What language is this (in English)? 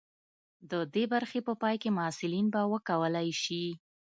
Pashto